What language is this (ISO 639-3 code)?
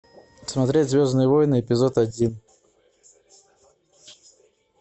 rus